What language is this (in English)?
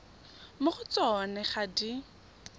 Tswana